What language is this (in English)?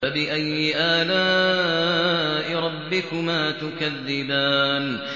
Arabic